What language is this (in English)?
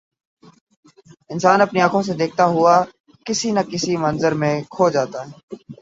Urdu